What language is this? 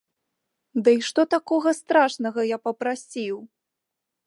Belarusian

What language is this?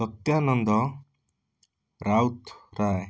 Odia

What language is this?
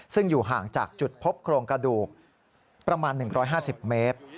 Thai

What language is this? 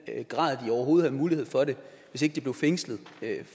Danish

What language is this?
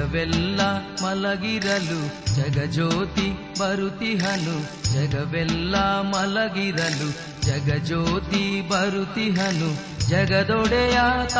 Kannada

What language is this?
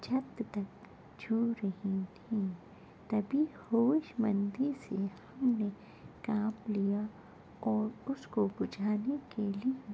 Urdu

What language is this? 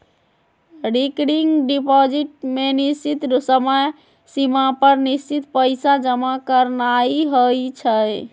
Magahi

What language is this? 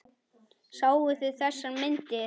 Icelandic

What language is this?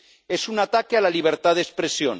Spanish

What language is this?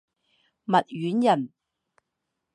Chinese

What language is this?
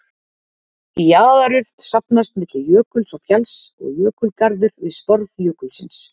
Icelandic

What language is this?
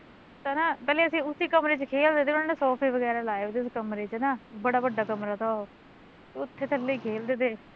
Punjabi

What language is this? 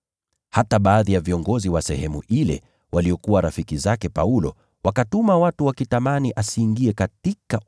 Swahili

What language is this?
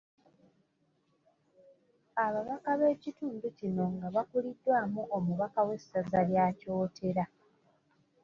Ganda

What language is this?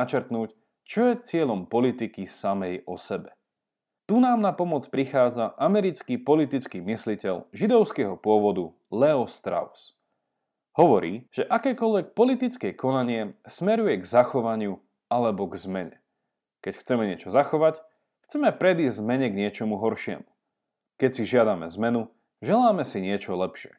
Slovak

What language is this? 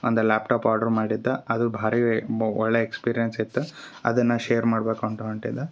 Kannada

